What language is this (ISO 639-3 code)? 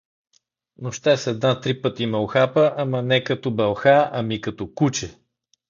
bul